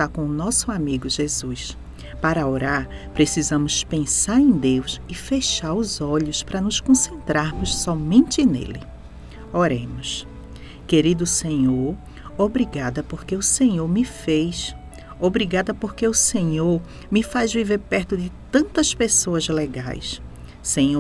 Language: Portuguese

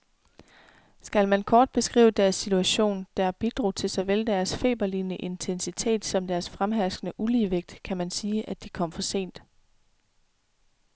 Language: Danish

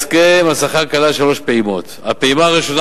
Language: Hebrew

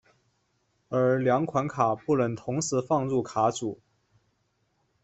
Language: Chinese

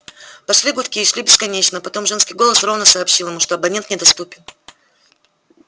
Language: Russian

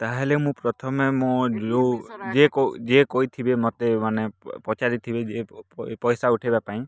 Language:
Odia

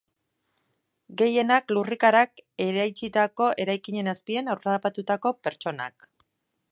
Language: Basque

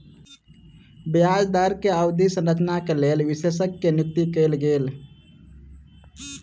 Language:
Maithili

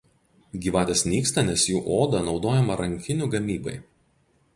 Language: Lithuanian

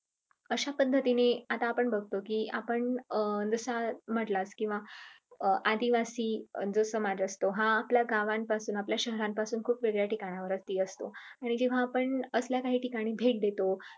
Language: Marathi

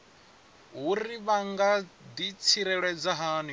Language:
Venda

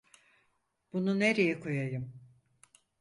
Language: Turkish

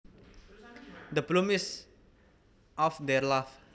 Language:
Javanese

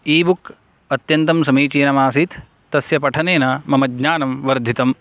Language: Sanskrit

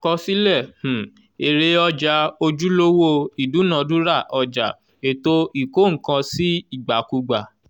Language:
Yoruba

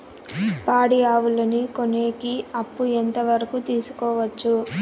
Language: Telugu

